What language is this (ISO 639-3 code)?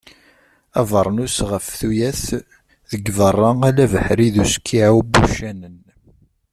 kab